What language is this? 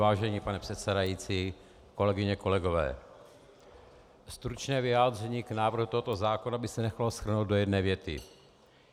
Czech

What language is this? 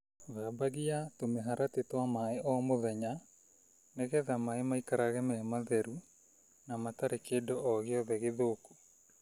Kikuyu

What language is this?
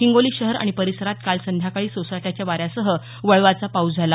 Marathi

